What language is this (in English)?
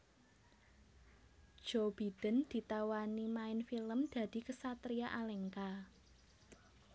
Javanese